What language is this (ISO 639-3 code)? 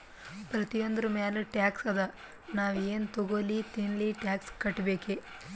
kan